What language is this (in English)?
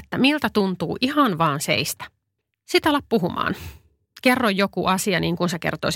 Finnish